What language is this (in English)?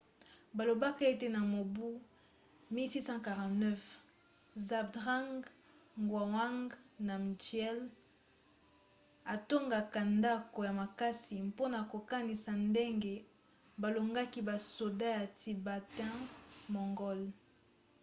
Lingala